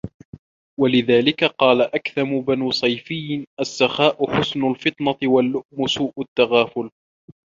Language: Arabic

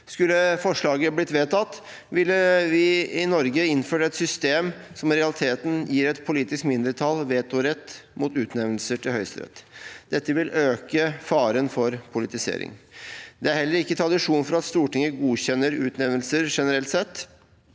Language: Norwegian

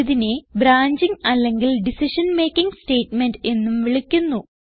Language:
Malayalam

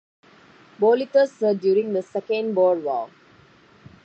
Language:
English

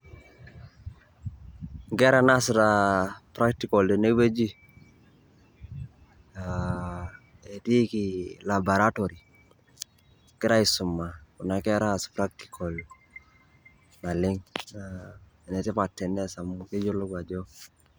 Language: Masai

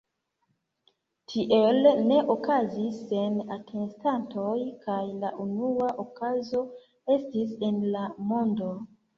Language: Esperanto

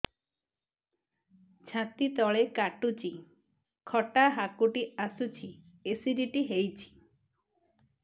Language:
Odia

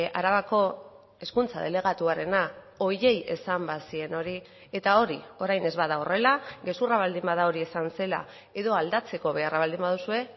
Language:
Basque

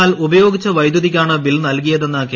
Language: Malayalam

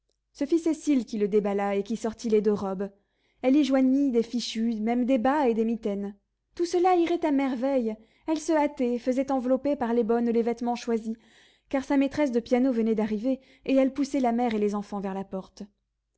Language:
French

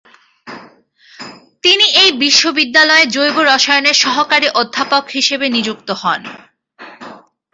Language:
Bangla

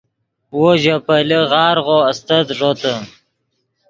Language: Yidgha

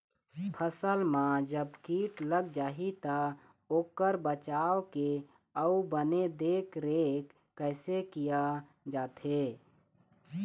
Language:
Chhattisgarhi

